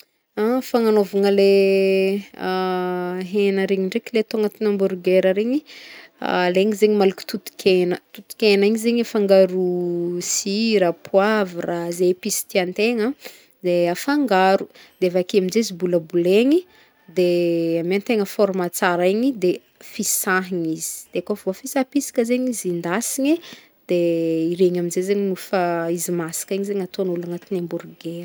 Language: Northern Betsimisaraka Malagasy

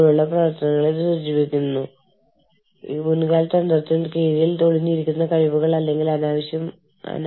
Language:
Malayalam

